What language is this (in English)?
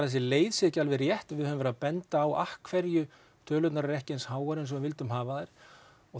Icelandic